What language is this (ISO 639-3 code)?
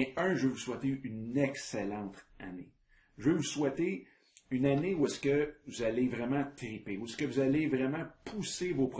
fra